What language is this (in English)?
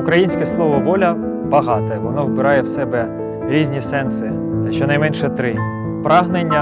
Ukrainian